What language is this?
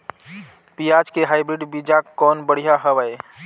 Chhattisgarhi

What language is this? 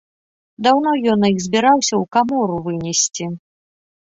Belarusian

